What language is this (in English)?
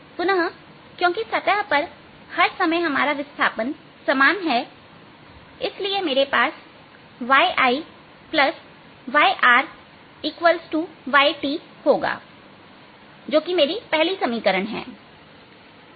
Hindi